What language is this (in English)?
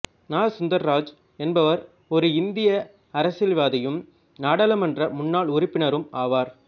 Tamil